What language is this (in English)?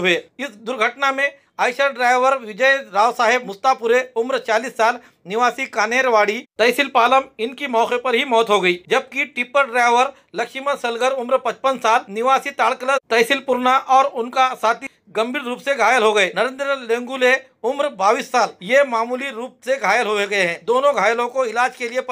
Hindi